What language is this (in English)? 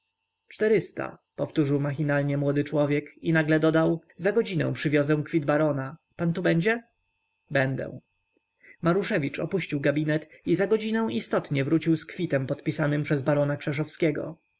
Polish